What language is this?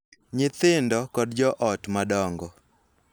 Luo (Kenya and Tanzania)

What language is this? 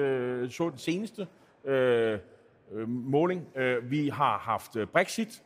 Danish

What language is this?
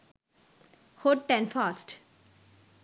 Sinhala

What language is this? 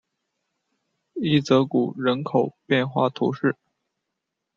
Chinese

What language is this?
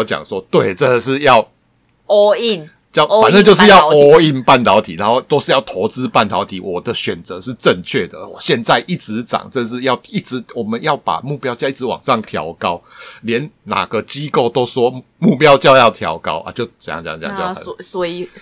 Chinese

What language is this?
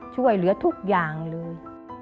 Thai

